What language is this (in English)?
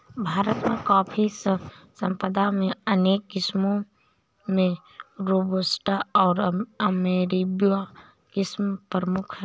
Hindi